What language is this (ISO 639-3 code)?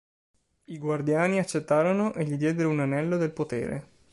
ita